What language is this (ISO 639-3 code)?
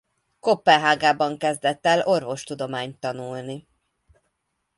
hun